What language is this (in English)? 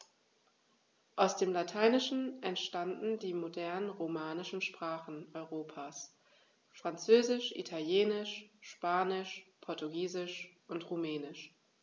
German